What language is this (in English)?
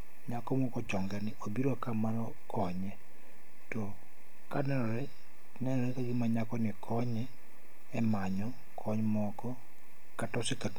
Luo (Kenya and Tanzania)